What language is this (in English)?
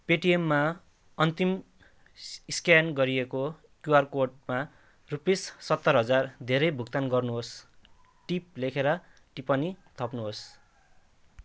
Nepali